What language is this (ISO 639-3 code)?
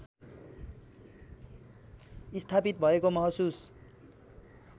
nep